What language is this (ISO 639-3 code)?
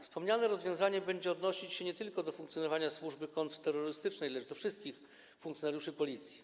pol